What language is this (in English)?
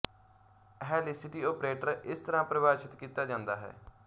Punjabi